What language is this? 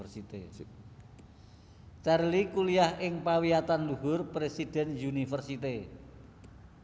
Javanese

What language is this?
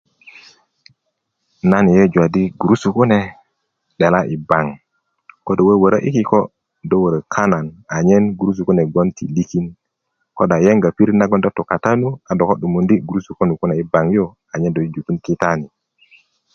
Kuku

